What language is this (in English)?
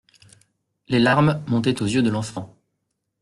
French